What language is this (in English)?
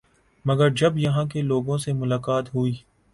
Urdu